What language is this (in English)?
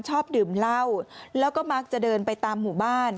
Thai